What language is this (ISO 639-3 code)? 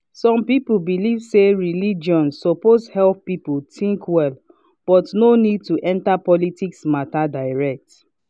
pcm